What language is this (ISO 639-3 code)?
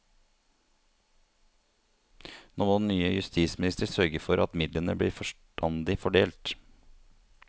nor